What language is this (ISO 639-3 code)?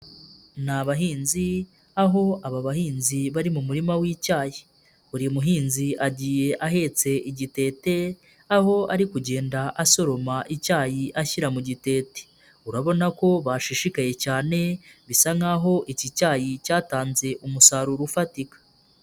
kin